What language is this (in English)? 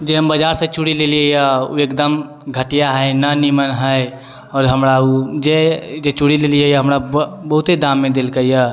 Maithili